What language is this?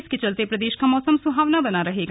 Hindi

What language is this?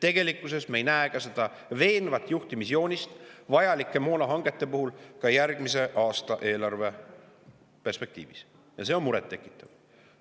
Estonian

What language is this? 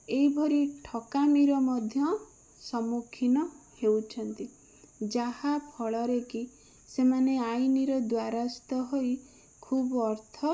Odia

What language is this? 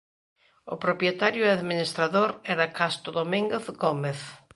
Galician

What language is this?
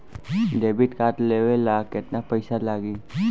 Bhojpuri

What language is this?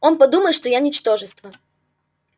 Russian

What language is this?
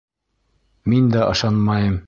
Bashkir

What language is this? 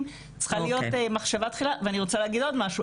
Hebrew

